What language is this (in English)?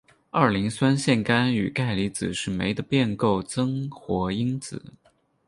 Chinese